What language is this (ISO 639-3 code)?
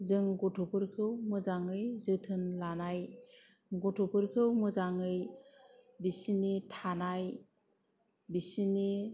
brx